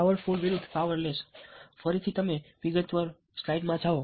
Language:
Gujarati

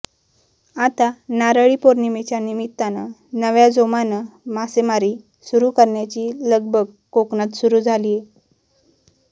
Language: Marathi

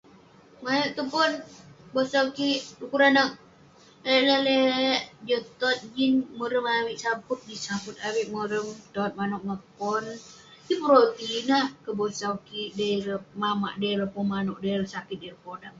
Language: Western Penan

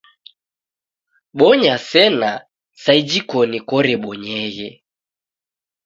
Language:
Taita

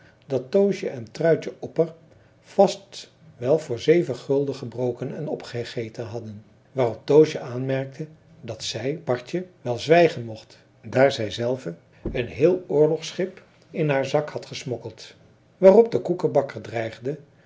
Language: Dutch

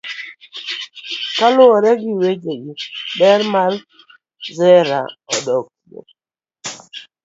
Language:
Luo (Kenya and Tanzania)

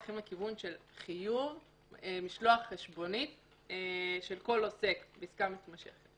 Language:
Hebrew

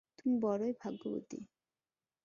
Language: Bangla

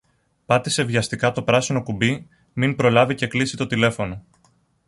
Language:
Greek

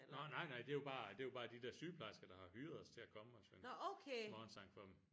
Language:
Danish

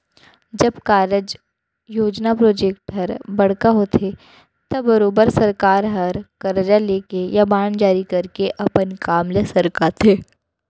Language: Chhattisgarhi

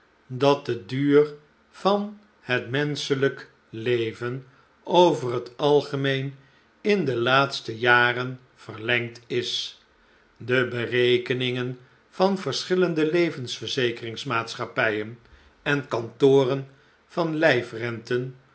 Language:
Dutch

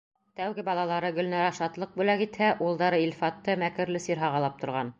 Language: Bashkir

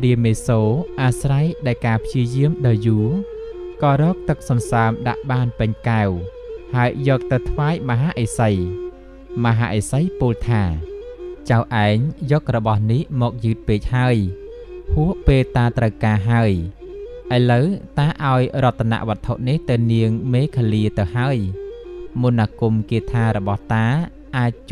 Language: Thai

